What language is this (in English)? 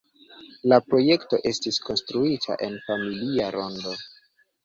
Esperanto